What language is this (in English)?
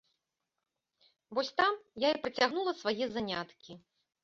Belarusian